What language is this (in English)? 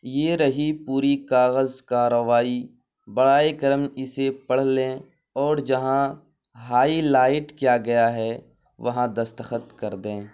Urdu